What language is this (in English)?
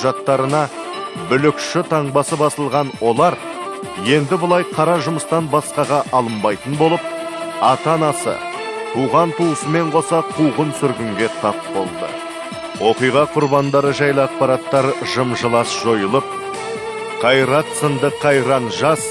Kazakh